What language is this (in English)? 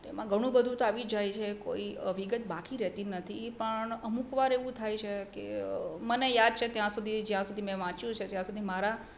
Gujarati